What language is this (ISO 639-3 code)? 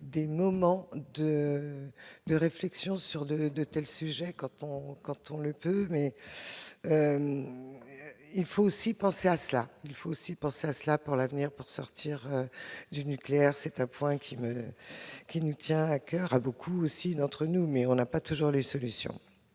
fra